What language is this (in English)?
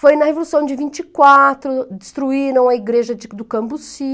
Portuguese